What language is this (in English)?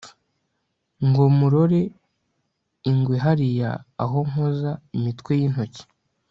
Kinyarwanda